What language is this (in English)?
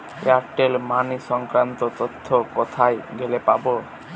Bangla